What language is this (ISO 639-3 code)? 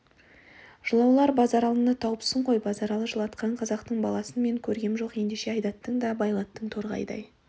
kaz